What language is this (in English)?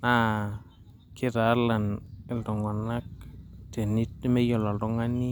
Masai